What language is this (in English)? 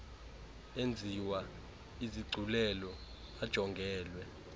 Xhosa